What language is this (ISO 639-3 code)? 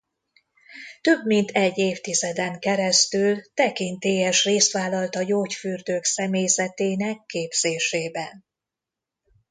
hun